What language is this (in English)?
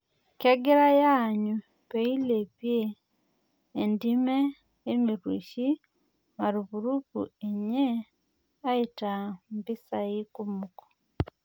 Masai